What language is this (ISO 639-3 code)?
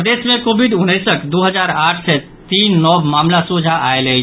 mai